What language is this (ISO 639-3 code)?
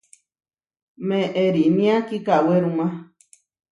var